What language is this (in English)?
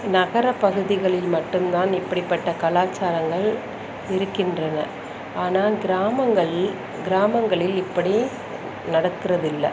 Tamil